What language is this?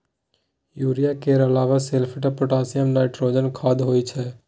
Maithili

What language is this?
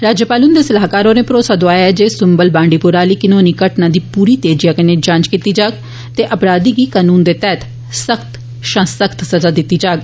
Dogri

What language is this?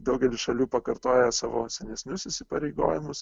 Lithuanian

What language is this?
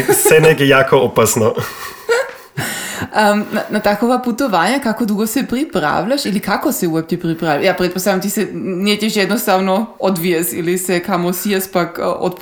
Croatian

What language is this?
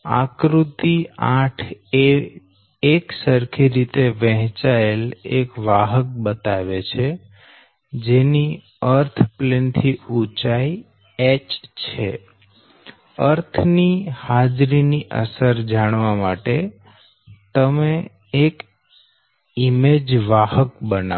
Gujarati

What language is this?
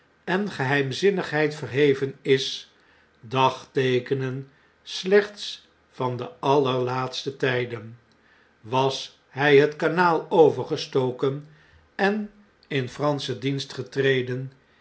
Dutch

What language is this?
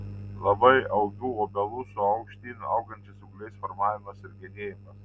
Lithuanian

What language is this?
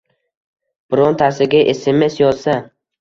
Uzbek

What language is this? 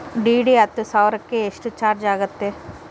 Kannada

